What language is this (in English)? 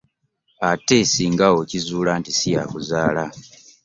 Ganda